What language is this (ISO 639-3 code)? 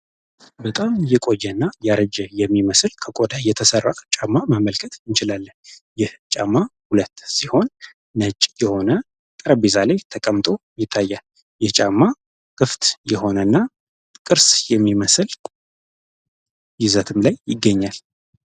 amh